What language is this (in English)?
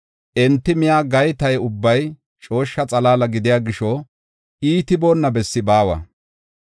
Gofa